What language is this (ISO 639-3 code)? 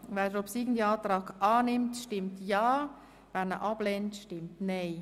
gsw